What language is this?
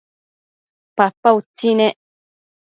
Matsés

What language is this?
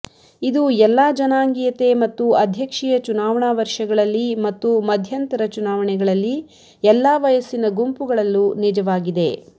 Kannada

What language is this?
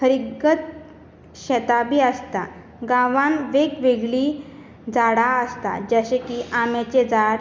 Konkani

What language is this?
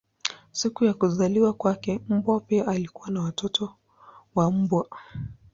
Swahili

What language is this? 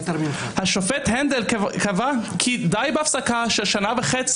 Hebrew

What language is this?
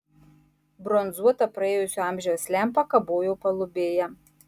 Lithuanian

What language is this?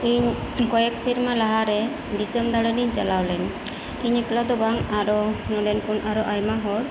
Santali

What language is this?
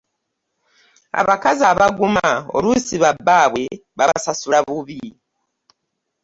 Ganda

